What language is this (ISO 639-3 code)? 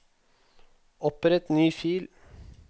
nor